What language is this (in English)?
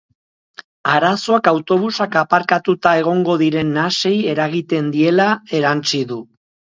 Basque